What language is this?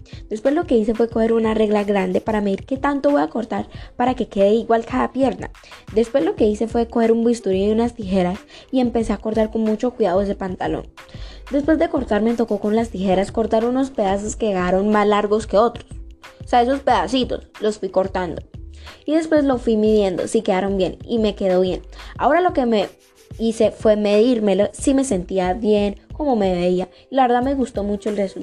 Spanish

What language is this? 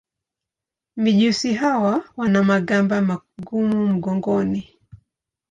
Swahili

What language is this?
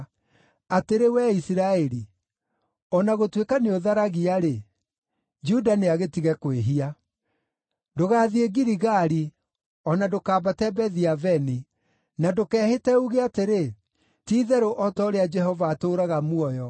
Kikuyu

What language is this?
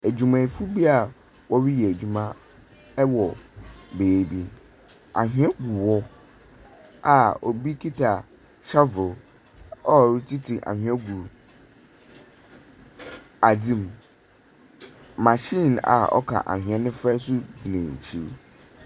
Akan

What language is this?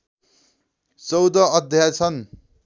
Nepali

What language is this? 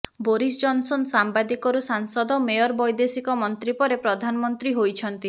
Odia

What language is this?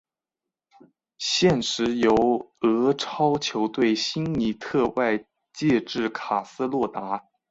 Chinese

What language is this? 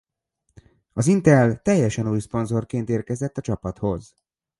Hungarian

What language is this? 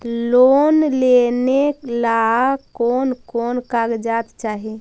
Magahi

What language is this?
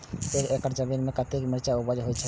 Maithili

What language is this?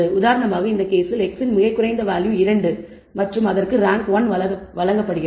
Tamil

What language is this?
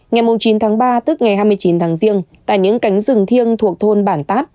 Vietnamese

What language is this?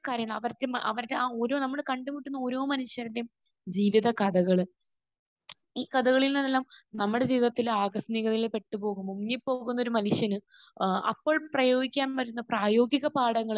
Malayalam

